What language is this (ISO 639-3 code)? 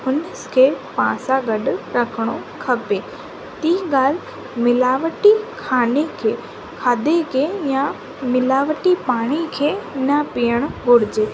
snd